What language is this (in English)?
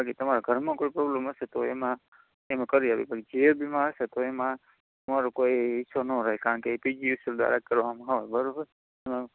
Gujarati